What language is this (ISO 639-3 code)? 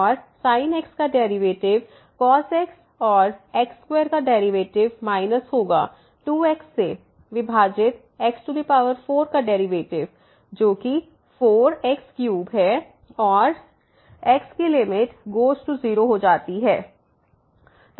hin